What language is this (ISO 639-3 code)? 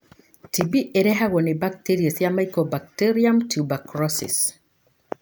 kik